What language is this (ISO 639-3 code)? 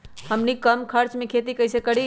mag